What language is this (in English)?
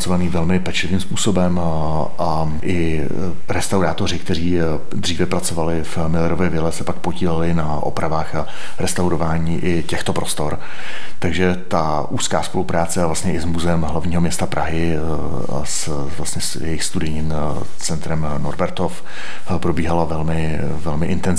Czech